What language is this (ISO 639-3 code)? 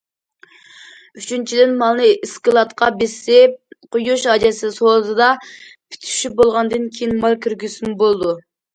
uig